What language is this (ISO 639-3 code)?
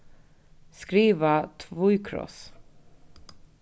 fao